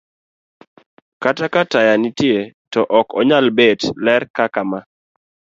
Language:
Luo (Kenya and Tanzania)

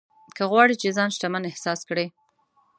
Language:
Pashto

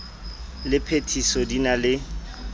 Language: Southern Sotho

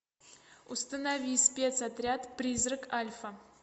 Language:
Russian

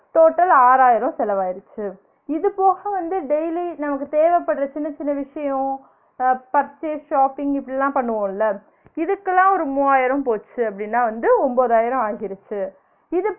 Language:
Tamil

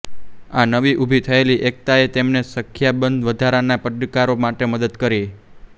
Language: Gujarati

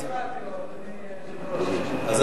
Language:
Hebrew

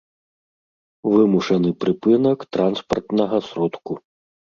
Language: Belarusian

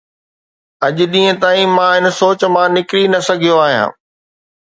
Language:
Sindhi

